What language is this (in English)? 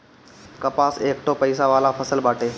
Bhojpuri